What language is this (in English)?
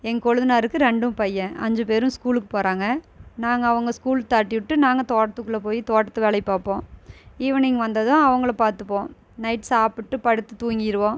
Tamil